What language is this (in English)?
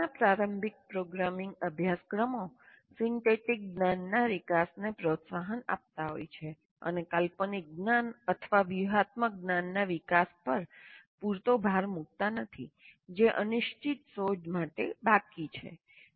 Gujarati